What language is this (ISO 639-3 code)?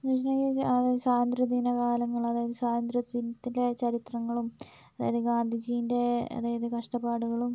mal